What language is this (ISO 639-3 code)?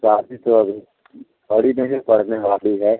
hin